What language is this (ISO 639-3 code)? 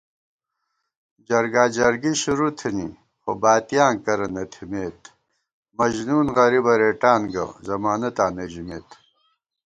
gwt